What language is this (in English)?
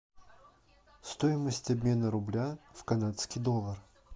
Russian